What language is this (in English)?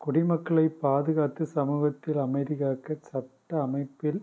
Tamil